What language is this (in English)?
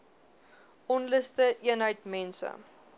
Afrikaans